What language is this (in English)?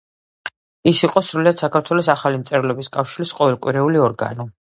Georgian